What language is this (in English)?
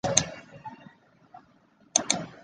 Chinese